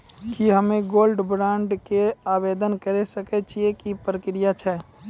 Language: Maithili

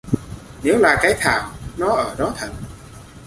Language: Vietnamese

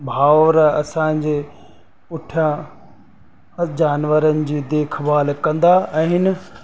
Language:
Sindhi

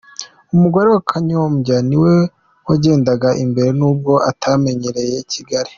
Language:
Kinyarwanda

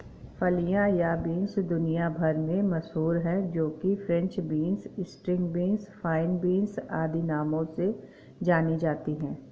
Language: Hindi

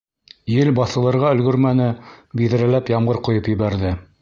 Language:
Bashkir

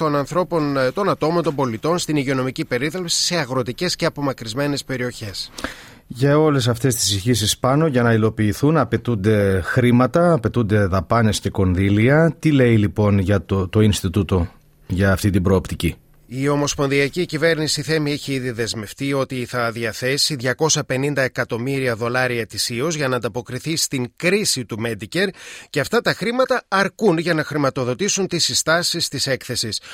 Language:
Greek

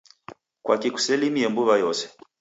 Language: Taita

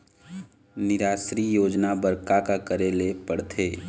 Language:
Chhattisgarhi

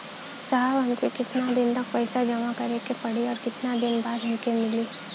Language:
Bhojpuri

